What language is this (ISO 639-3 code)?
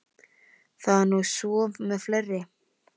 isl